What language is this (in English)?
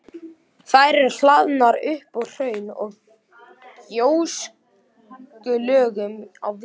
Icelandic